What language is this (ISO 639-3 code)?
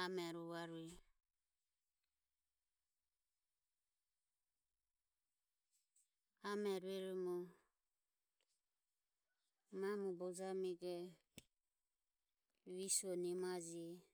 aom